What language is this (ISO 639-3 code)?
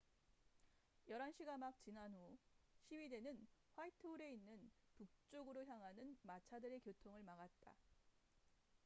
kor